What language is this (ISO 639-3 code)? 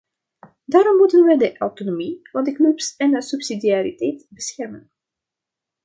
nld